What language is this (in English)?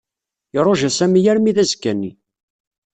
Kabyle